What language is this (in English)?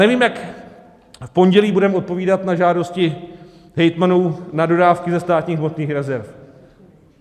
Czech